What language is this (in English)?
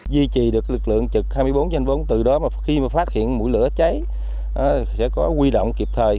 Vietnamese